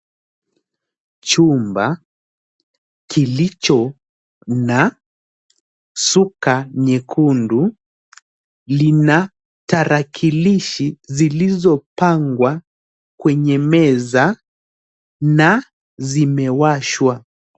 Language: Swahili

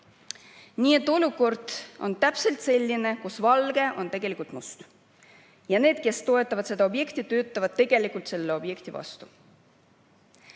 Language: Estonian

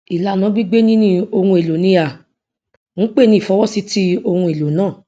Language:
Yoruba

